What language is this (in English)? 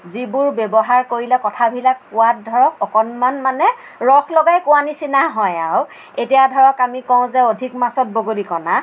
Assamese